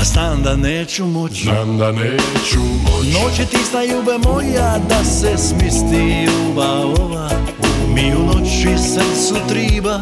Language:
Croatian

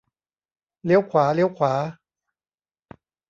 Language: Thai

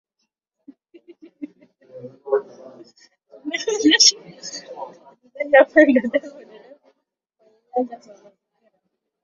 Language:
Swahili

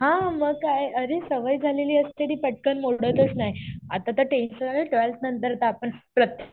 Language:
Marathi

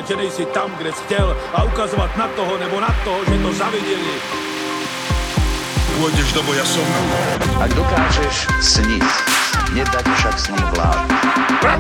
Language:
Slovak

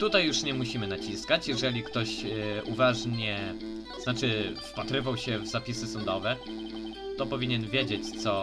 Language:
Polish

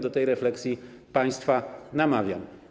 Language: Polish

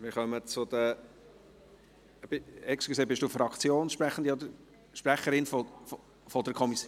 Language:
Swiss German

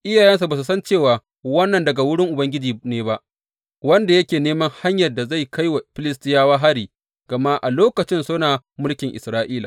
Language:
Hausa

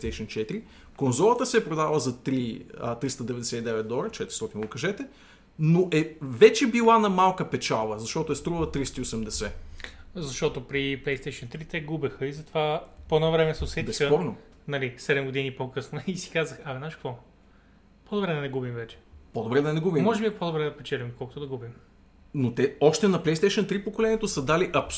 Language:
Bulgarian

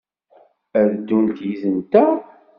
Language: Kabyle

